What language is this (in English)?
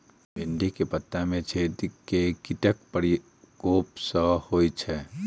Maithili